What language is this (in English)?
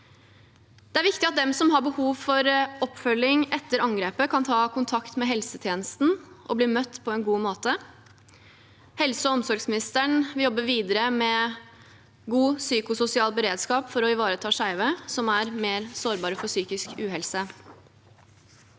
Norwegian